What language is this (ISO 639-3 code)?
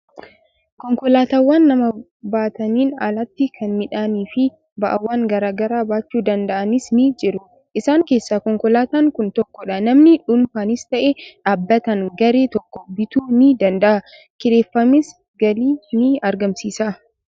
orm